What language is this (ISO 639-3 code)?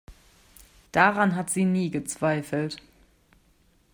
deu